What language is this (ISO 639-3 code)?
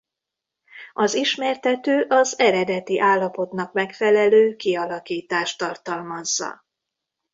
hun